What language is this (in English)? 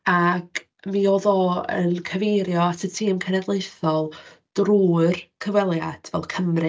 Welsh